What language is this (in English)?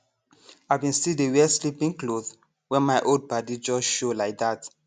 Nigerian Pidgin